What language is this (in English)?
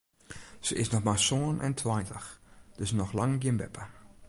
Western Frisian